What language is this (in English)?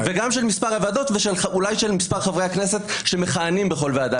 Hebrew